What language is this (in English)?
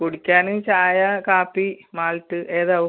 Malayalam